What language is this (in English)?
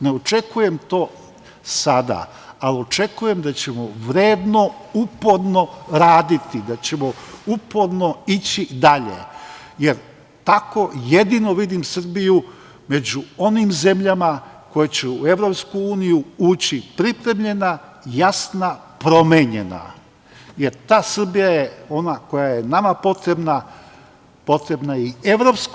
Serbian